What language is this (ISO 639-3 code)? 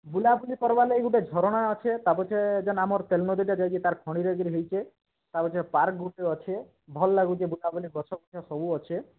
ori